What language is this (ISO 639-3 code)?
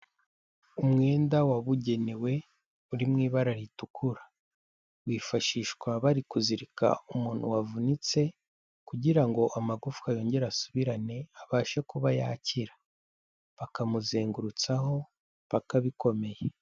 kin